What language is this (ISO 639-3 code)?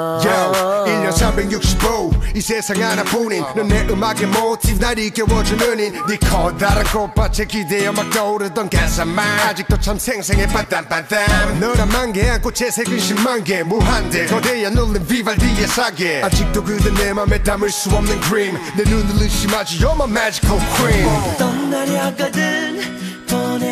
kor